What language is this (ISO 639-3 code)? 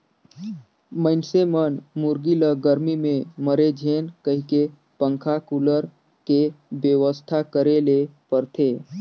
hne